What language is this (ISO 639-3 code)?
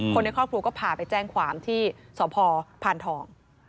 tha